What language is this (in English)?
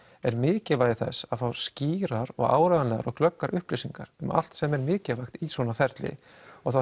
Icelandic